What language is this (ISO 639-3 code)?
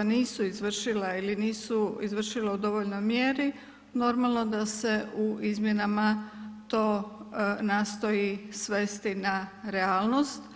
hrv